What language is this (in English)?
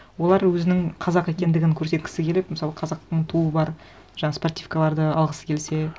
Kazakh